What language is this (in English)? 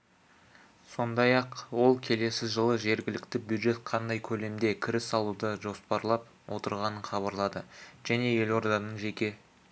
Kazakh